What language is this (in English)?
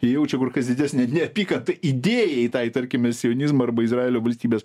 Lithuanian